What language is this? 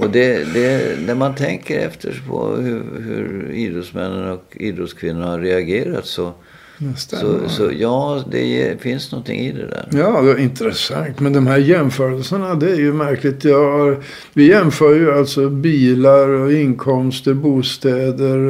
Swedish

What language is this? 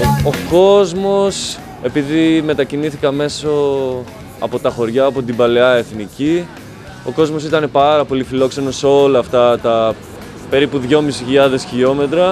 Greek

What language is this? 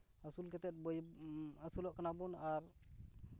Santali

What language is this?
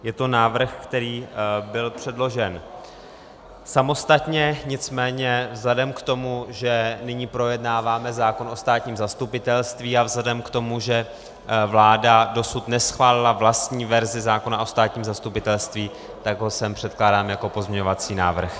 Czech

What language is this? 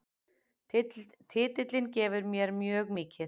Icelandic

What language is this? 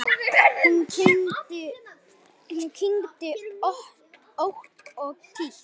Icelandic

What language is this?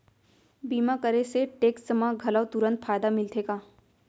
Chhattisgarhi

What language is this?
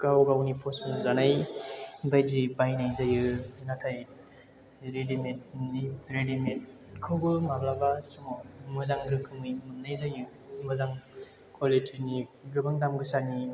Bodo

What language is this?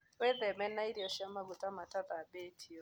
Kikuyu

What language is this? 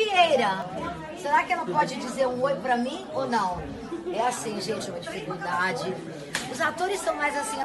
Portuguese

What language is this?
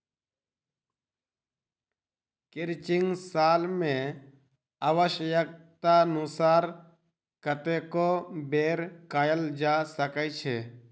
Maithili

